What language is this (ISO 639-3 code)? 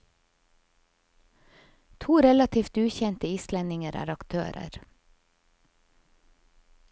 nor